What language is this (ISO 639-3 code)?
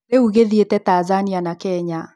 kik